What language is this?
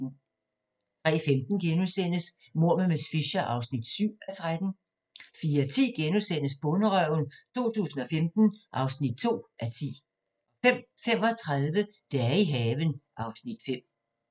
Danish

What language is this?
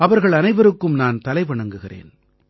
Tamil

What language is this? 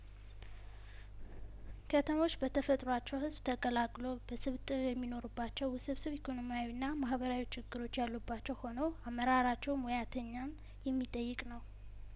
Amharic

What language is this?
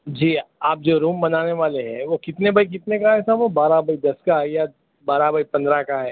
Urdu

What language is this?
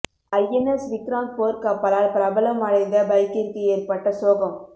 Tamil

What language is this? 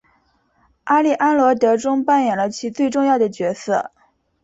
Chinese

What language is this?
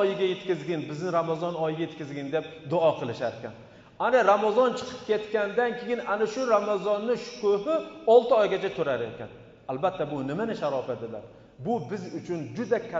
Turkish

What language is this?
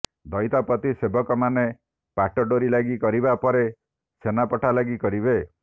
Odia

